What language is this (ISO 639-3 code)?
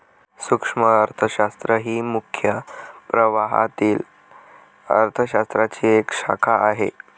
mar